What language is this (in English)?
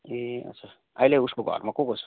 Nepali